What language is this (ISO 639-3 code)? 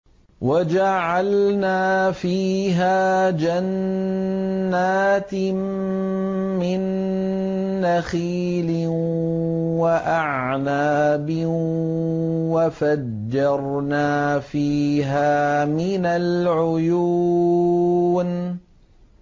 ara